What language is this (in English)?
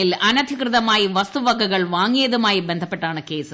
Malayalam